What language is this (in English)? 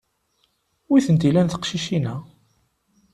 Kabyle